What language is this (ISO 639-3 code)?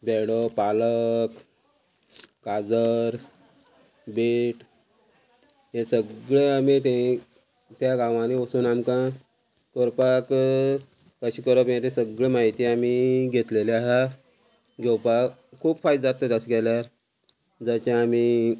kok